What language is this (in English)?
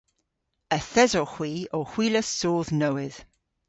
Cornish